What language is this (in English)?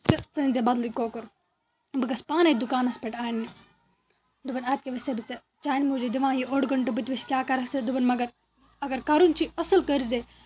Kashmiri